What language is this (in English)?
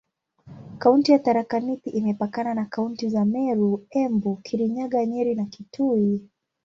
Swahili